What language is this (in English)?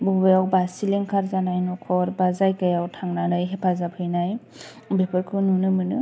Bodo